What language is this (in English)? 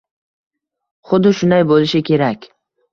Uzbek